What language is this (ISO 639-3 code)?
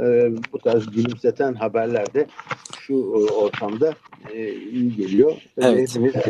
tur